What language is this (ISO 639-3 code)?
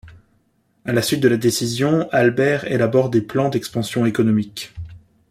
fra